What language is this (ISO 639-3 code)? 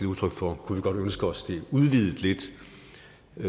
dan